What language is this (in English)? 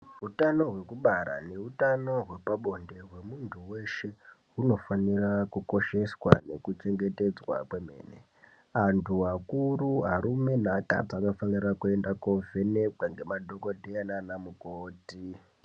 Ndau